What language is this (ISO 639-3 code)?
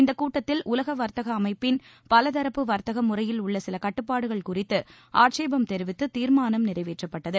tam